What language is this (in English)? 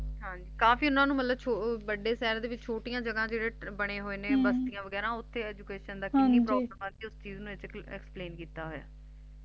Punjabi